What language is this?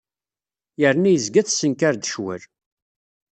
Kabyle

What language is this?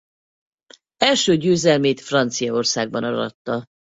Hungarian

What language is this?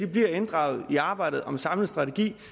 Danish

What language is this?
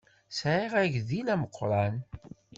Kabyle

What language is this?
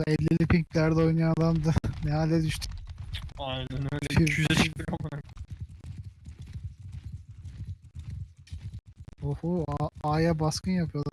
Turkish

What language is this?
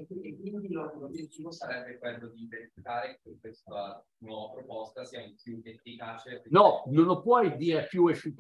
Italian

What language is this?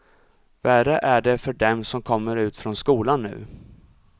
Swedish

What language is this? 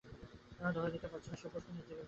Bangla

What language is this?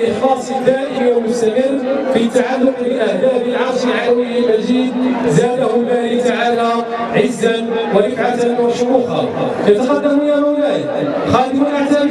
Arabic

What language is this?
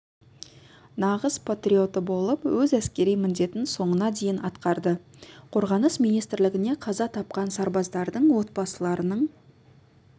Kazakh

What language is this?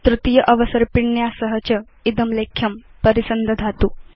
Sanskrit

